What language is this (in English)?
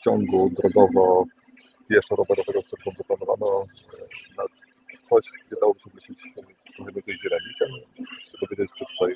Polish